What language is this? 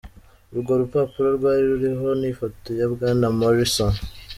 Kinyarwanda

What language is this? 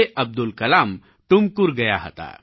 Gujarati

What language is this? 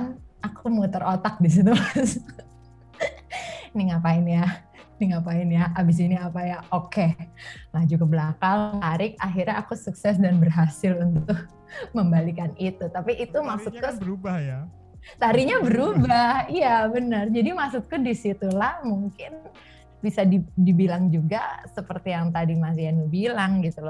Indonesian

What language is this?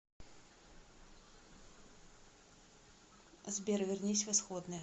Russian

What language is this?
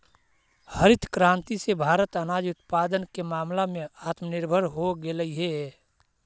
Magahi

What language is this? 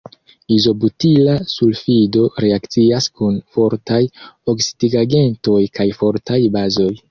Esperanto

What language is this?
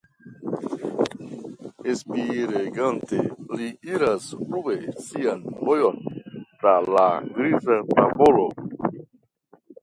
Esperanto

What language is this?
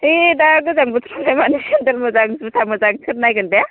Bodo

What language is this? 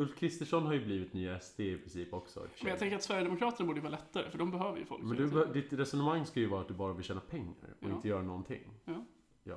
Swedish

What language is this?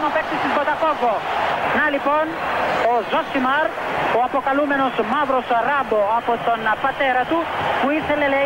Greek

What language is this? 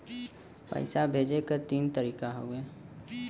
Bhojpuri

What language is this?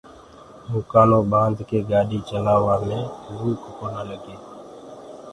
Gurgula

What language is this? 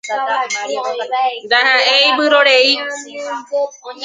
Guarani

